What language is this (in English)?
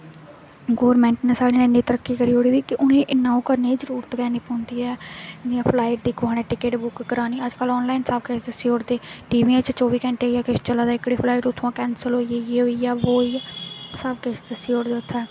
Dogri